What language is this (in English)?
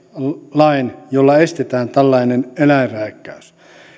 Finnish